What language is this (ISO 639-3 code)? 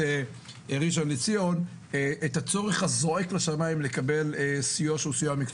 heb